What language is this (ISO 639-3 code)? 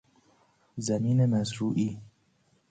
fas